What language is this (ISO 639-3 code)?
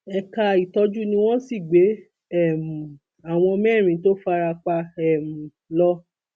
yor